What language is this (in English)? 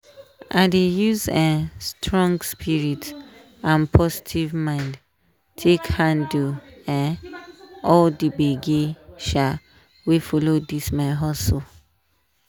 Nigerian Pidgin